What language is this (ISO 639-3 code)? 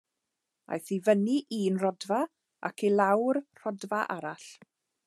cym